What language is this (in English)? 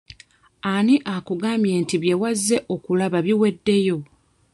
Ganda